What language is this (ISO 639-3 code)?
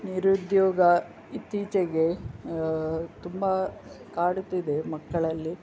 kan